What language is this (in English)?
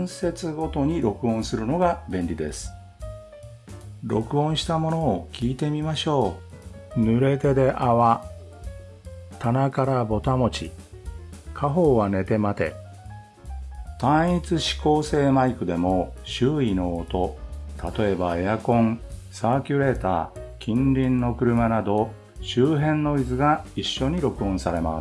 Japanese